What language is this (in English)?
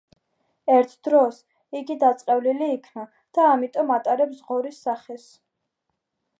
Georgian